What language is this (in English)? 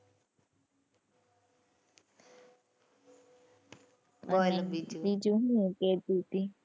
Gujarati